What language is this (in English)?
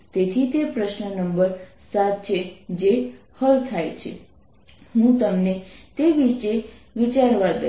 Gujarati